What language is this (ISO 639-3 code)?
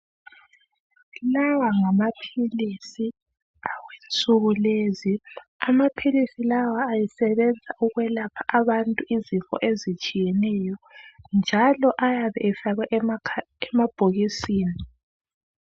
nde